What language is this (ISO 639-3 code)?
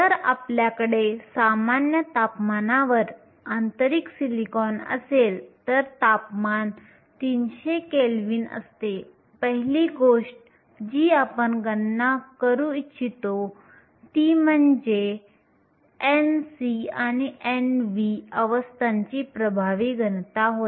mar